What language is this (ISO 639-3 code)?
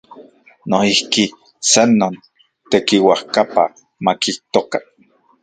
ncx